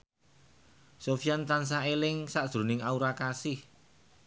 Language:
Javanese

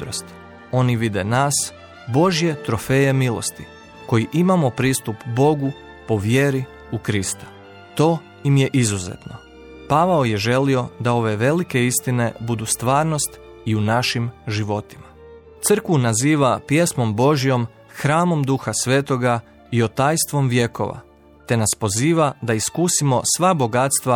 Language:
Croatian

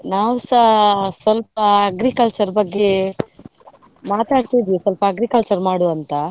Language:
Kannada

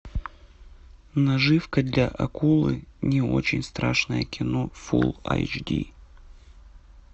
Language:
Russian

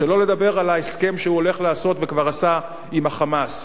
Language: Hebrew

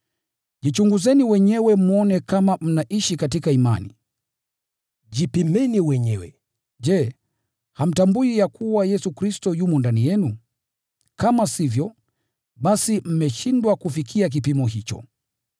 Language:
Swahili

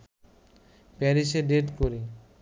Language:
Bangla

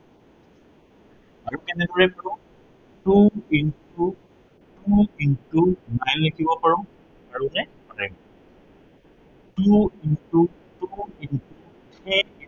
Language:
Assamese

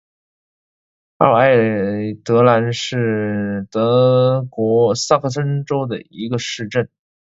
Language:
Chinese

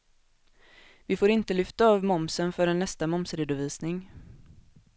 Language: Swedish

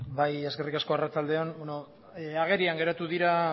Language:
Basque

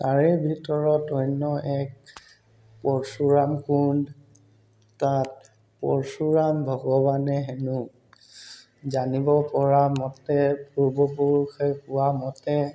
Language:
Assamese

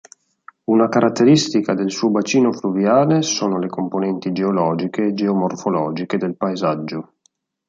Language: Italian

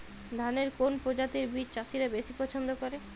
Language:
Bangla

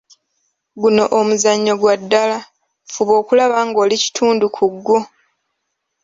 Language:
Ganda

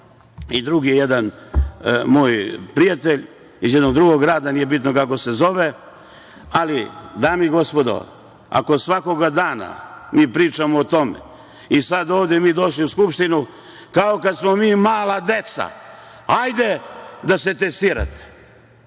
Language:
Serbian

